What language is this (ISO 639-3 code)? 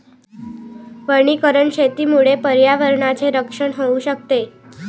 mar